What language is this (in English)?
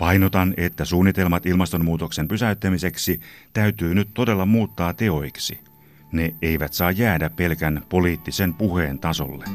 Finnish